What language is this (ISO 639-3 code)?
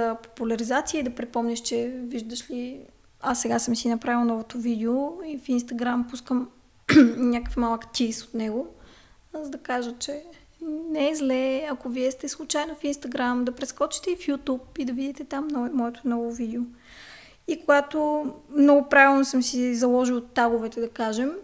bul